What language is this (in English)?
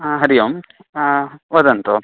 Sanskrit